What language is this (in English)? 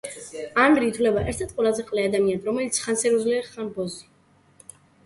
Georgian